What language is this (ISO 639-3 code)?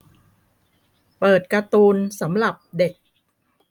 tha